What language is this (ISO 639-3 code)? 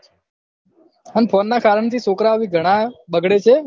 guj